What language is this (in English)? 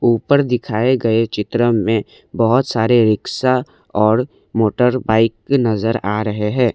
Hindi